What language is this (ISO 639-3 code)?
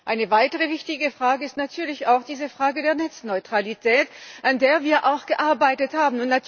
deu